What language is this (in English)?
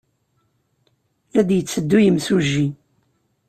Kabyle